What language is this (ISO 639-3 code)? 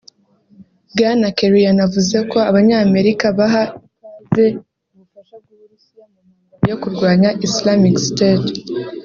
kin